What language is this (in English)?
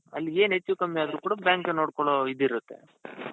Kannada